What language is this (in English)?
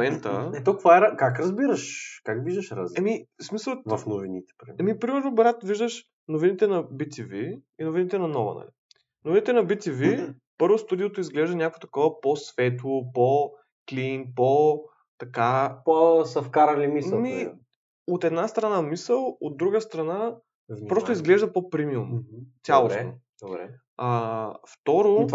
Bulgarian